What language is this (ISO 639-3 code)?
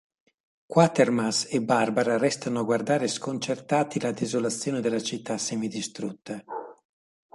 ita